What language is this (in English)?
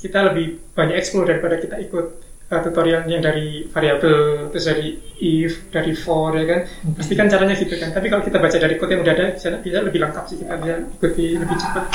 Indonesian